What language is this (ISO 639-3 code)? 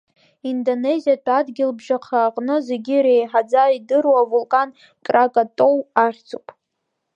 abk